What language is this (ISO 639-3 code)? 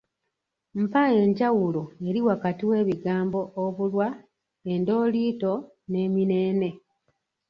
lug